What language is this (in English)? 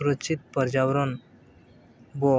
Santali